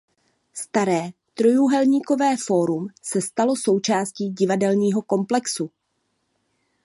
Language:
Czech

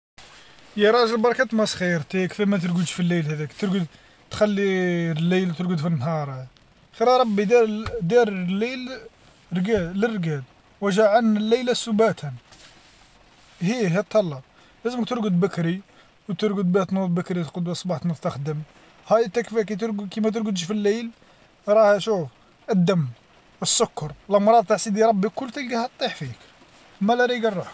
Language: Algerian Arabic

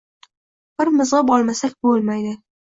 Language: Uzbek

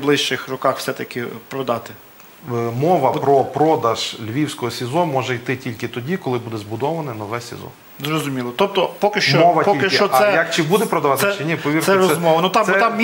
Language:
Ukrainian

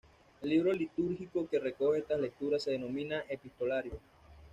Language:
Spanish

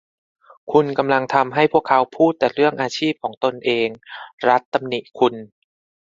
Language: Thai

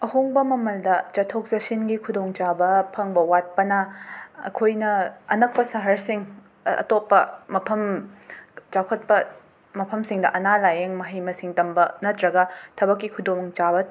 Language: Manipuri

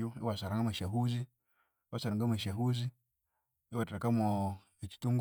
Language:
Konzo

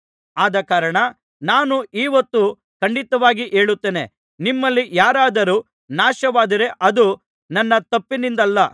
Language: Kannada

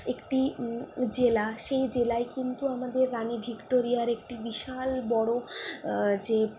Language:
Bangla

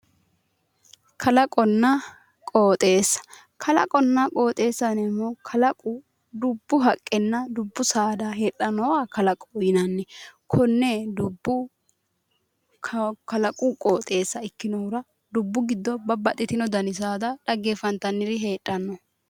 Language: Sidamo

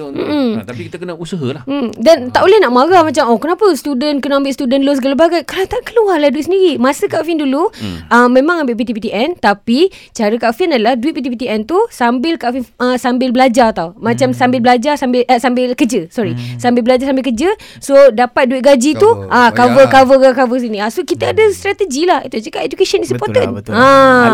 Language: Malay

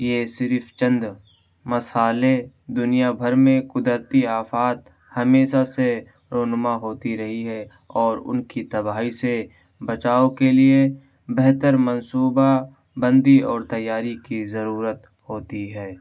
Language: Urdu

